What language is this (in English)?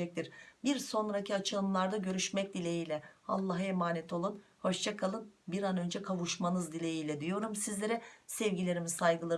Turkish